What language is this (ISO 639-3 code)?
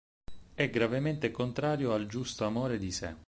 ita